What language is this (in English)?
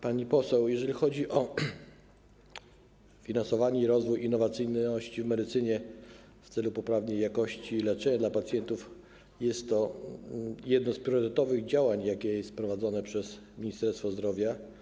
Polish